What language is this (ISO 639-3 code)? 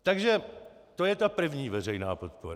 ces